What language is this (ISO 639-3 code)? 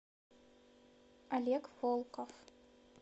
rus